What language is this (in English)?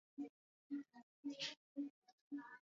Swahili